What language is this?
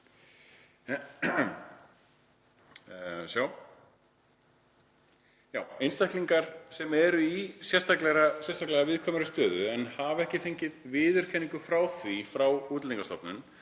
Icelandic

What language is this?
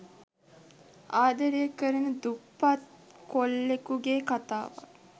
Sinhala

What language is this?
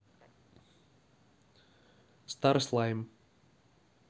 Russian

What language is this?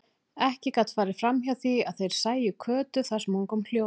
Icelandic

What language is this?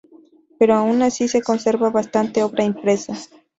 Spanish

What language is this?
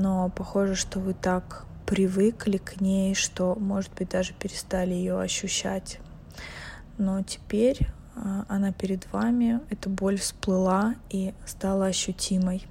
Russian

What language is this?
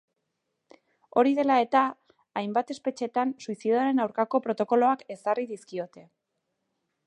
Basque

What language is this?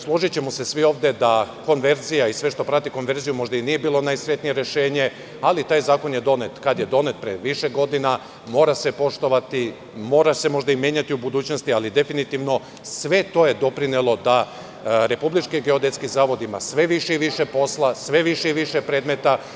Serbian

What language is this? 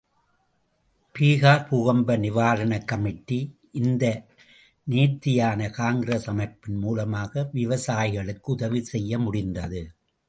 Tamil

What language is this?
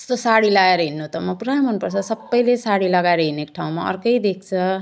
Nepali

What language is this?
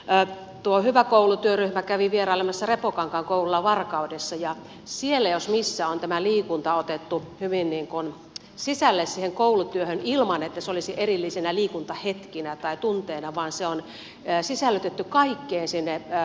Finnish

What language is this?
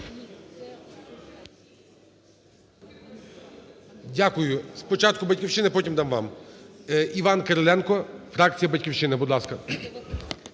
Ukrainian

